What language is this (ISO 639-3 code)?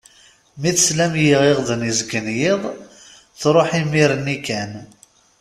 kab